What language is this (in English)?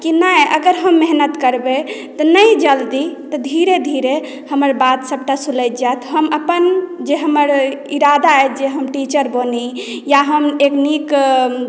Maithili